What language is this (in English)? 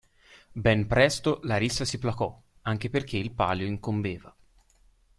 Italian